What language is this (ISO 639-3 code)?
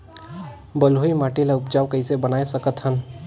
hne